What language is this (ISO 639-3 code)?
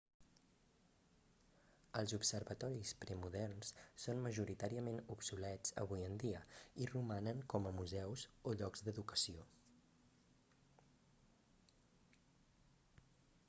cat